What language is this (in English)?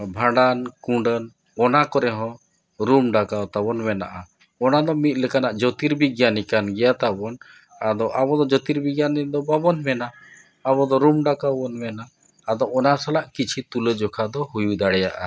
Santali